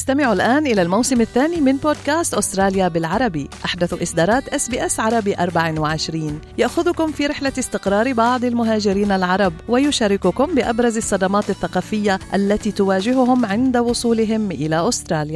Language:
Arabic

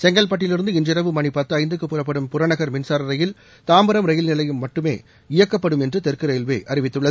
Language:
Tamil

